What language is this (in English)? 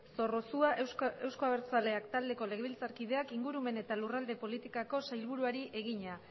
Basque